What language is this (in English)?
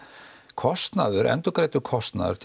Icelandic